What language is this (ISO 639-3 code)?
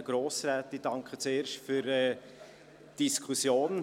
gsw